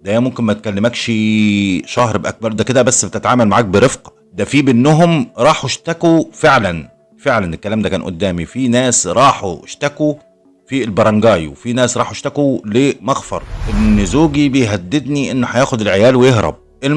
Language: Arabic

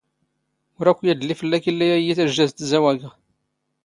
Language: Standard Moroccan Tamazight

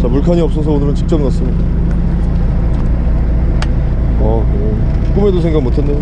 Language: Korean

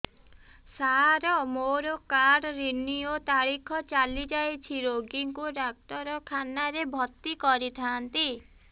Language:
Odia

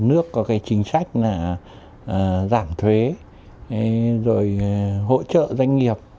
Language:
Vietnamese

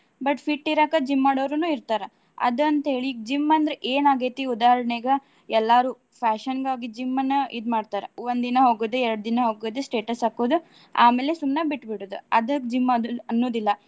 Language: Kannada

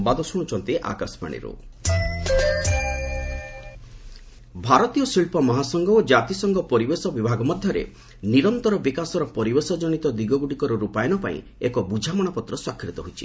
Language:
Odia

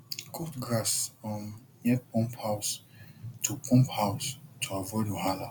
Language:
Nigerian Pidgin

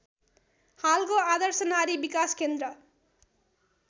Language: Nepali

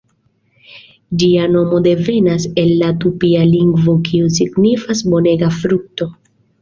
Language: Esperanto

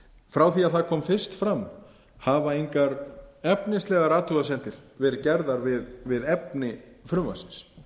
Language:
Icelandic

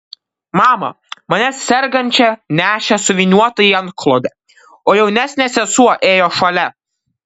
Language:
Lithuanian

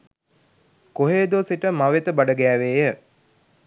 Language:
Sinhala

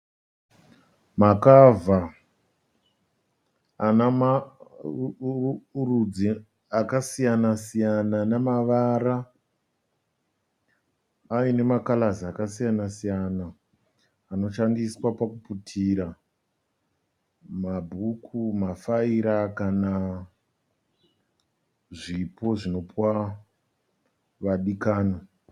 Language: Shona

